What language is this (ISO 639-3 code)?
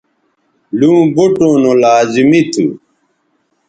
btv